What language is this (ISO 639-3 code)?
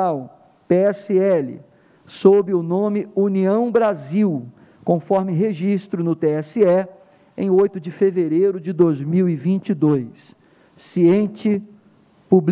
por